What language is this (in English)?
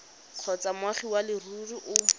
Tswana